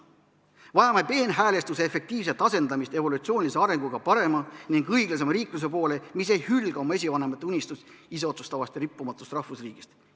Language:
Estonian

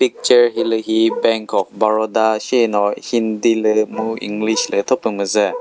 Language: Chokri Naga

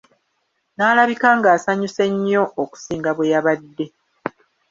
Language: Ganda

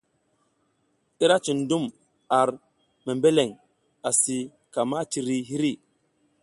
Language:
South Giziga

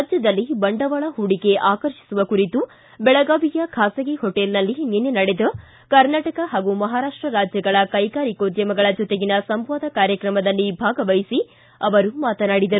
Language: Kannada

